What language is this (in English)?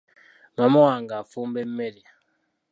Ganda